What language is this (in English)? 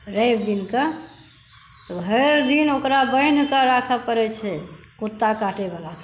Maithili